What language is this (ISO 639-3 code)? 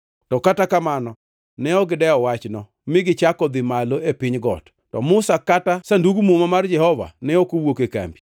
luo